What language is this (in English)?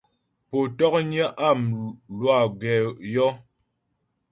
Ghomala